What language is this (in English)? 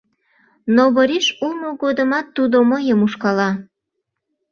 Mari